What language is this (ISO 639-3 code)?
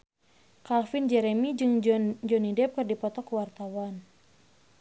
sun